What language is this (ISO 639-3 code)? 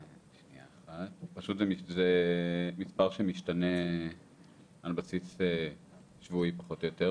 heb